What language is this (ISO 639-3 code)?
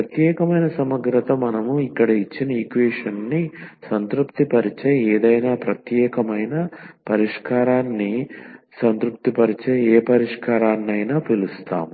tel